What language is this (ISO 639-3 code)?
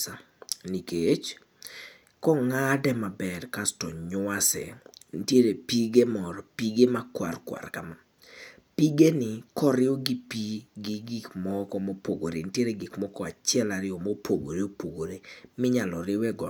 luo